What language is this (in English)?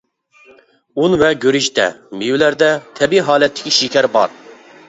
Uyghur